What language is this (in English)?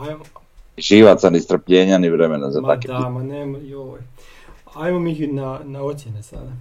Croatian